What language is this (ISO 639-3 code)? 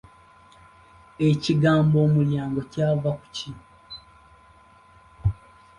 lug